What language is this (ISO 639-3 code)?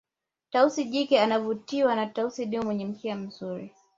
swa